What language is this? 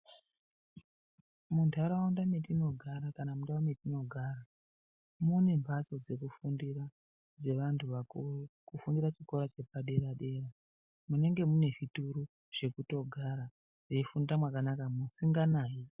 Ndau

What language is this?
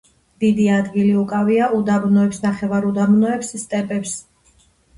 Georgian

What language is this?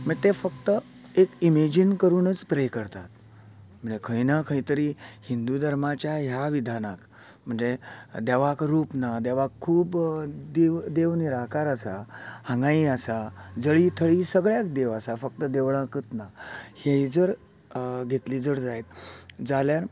Konkani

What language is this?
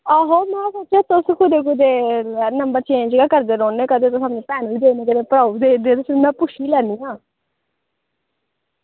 Dogri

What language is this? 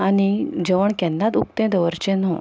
Konkani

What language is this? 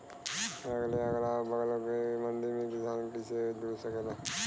Bhojpuri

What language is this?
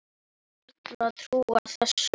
Icelandic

